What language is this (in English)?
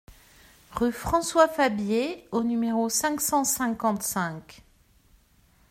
French